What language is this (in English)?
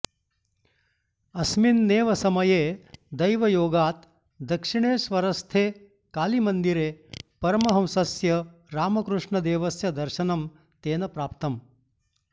Sanskrit